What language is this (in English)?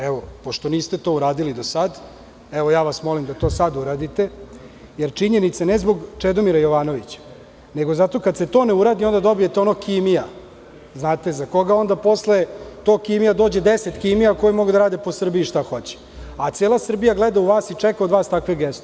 Serbian